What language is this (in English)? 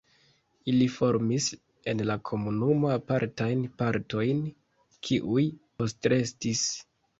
Esperanto